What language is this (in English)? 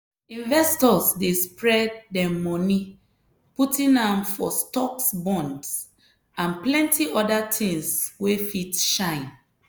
Nigerian Pidgin